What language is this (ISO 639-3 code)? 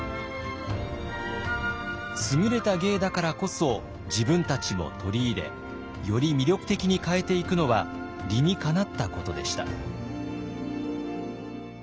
jpn